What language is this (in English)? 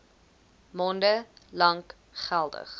Afrikaans